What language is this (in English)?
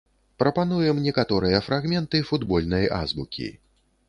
Belarusian